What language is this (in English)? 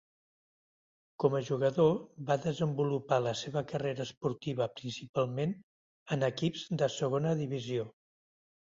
Catalan